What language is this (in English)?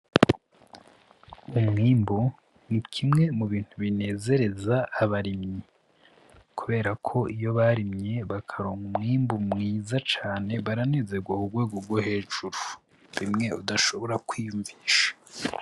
Rundi